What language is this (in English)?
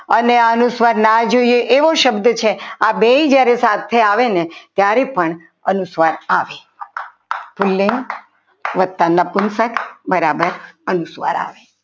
Gujarati